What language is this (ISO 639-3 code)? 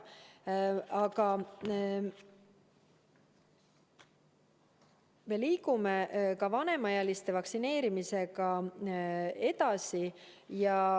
est